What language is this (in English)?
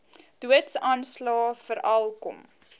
Afrikaans